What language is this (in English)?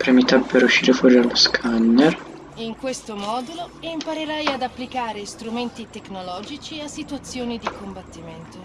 Italian